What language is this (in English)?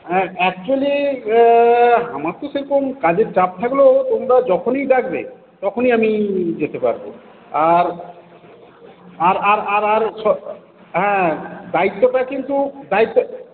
Bangla